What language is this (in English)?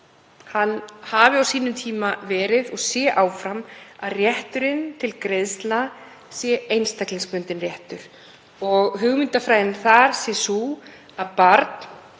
Icelandic